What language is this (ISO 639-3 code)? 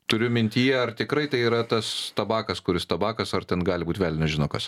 lit